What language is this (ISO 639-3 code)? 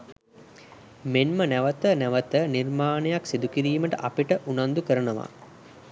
sin